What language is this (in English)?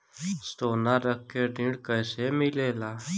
Bhojpuri